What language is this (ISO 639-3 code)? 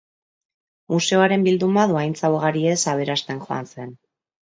eus